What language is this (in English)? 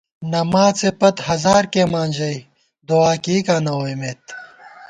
Gawar-Bati